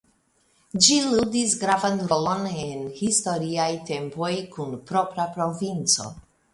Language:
Esperanto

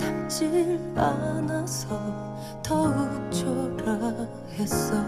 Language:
Vietnamese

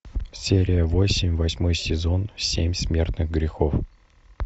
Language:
Russian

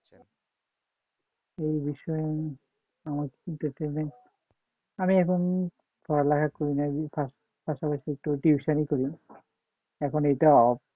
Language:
Bangla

